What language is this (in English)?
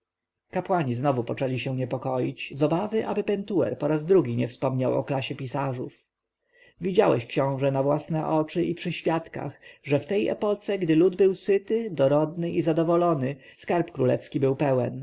Polish